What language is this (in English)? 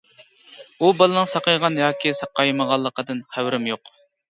Uyghur